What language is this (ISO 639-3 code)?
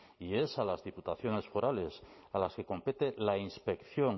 spa